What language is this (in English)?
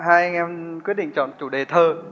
Vietnamese